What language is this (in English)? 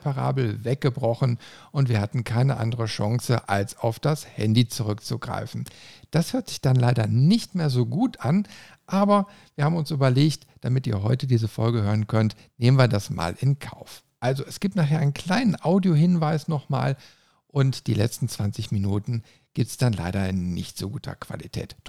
German